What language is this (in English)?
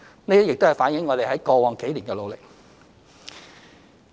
Cantonese